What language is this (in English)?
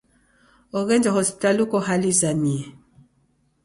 Taita